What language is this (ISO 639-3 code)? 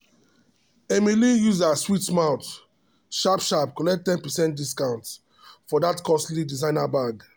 pcm